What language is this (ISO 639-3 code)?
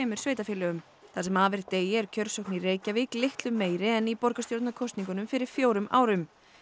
isl